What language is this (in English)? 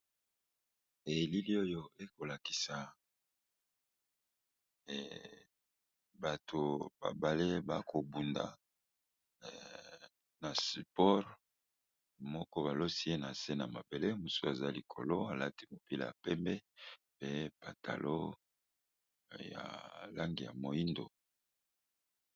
Lingala